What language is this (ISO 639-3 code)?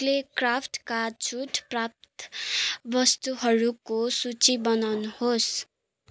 nep